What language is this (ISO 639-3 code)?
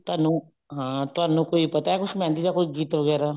pan